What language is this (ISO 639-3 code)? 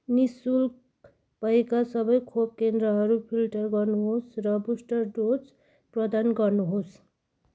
nep